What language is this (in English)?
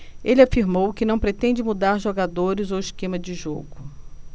Portuguese